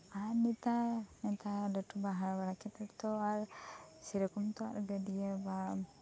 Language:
Santali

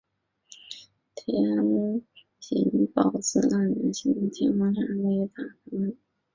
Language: Chinese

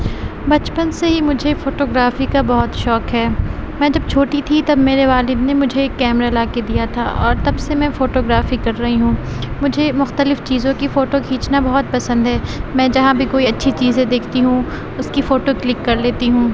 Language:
Urdu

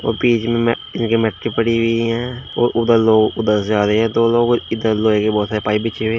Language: Hindi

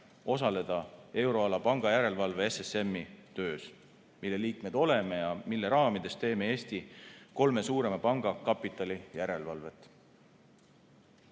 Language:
Estonian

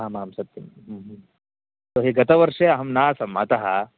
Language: Sanskrit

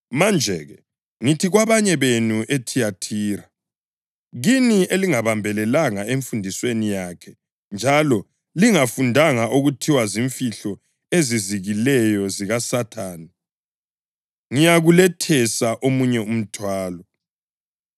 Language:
North Ndebele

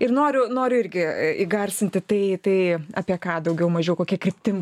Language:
Lithuanian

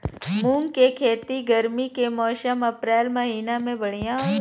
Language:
Bhojpuri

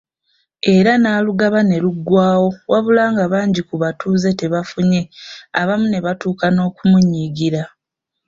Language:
Ganda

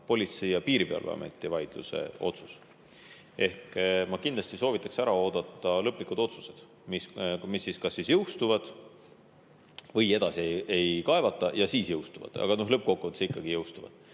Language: Estonian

